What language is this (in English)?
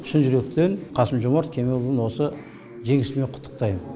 Kazakh